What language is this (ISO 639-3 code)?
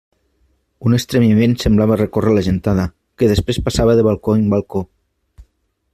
cat